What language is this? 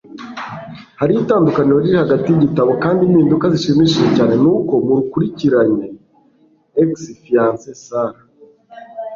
Kinyarwanda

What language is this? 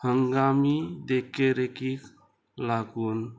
Konkani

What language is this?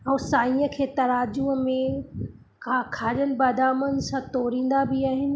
Sindhi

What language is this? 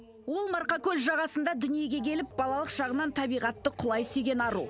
Kazakh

